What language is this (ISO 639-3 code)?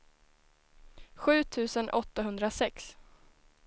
swe